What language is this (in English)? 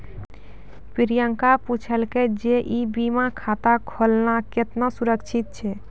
Maithili